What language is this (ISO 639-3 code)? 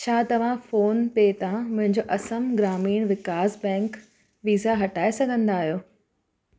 snd